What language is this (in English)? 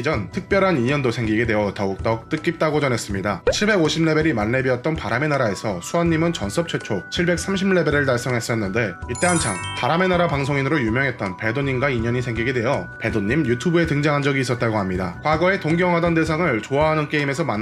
Korean